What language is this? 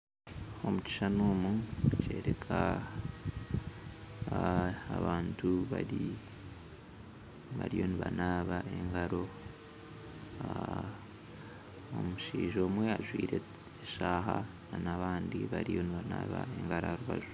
Nyankole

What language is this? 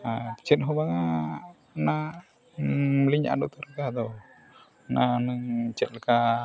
Santali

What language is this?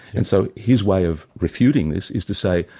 English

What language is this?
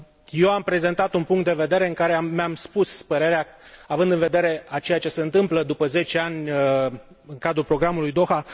Romanian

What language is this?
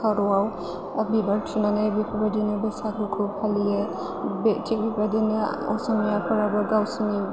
Bodo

